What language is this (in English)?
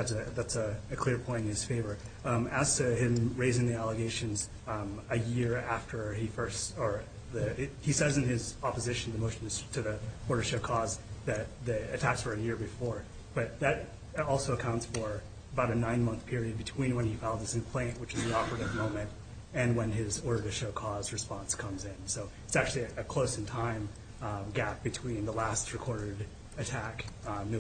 English